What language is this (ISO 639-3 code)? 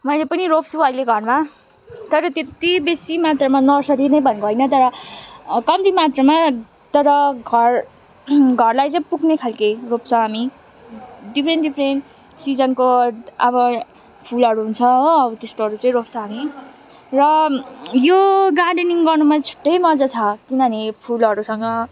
nep